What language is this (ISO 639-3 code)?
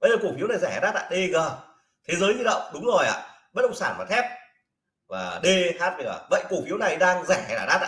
vie